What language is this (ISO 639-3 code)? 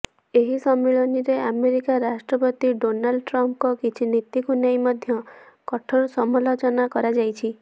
ori